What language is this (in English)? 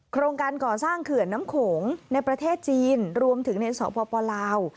Thai